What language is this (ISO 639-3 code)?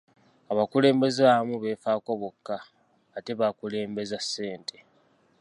lug